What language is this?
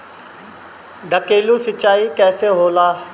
Bhojpuri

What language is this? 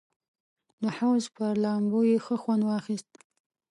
Pashto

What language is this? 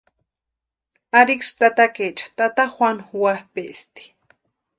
Western Highland Purepecha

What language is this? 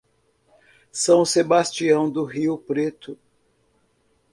Portuguese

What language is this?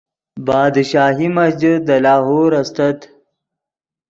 Yidgha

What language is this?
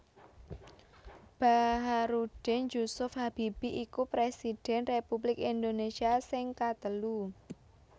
Javanese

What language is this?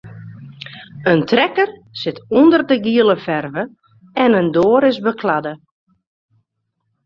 Western Frisian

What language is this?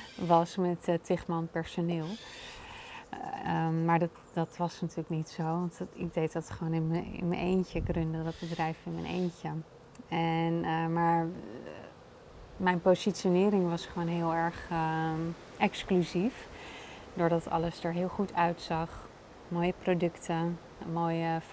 Dutch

